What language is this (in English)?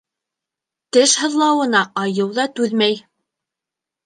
Bashkir